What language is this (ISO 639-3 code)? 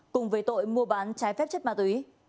vie